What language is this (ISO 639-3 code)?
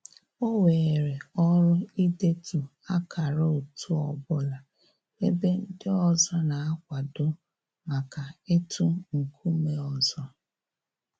ibo